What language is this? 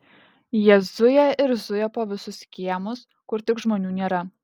Lithuanian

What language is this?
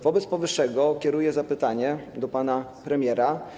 Polish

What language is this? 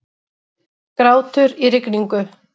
Icelandic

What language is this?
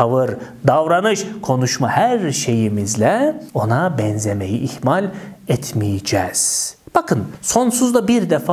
Turkish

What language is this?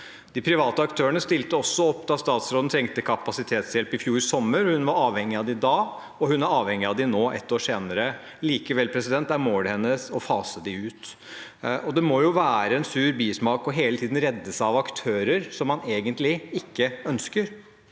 Norwegian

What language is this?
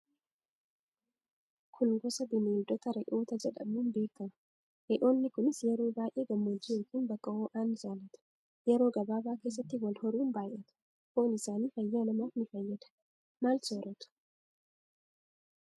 Oromo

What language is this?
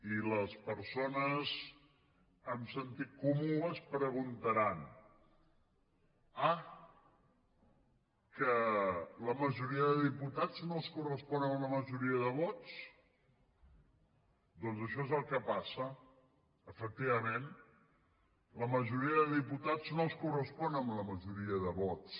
Catalan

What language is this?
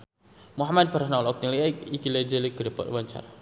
Sundanese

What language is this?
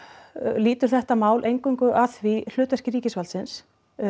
Icelandic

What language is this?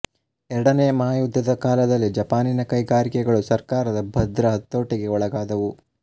Kannada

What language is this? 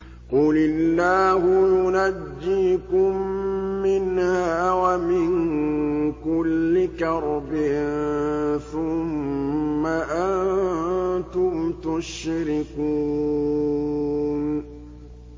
Arabic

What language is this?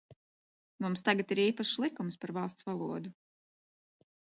Latvian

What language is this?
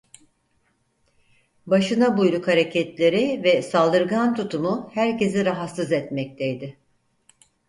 Turkish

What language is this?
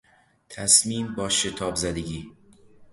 Persian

